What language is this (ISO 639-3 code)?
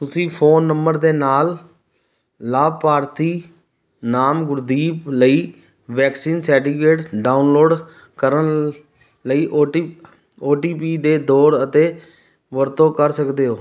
pan